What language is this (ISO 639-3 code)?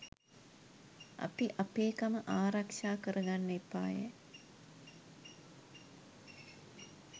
sin